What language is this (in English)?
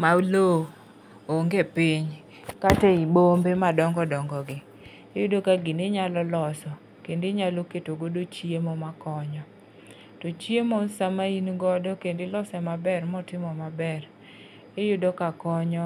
Luo (Kenya and Tanzania)